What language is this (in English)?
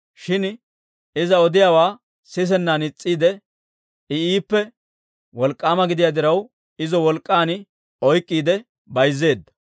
Dawro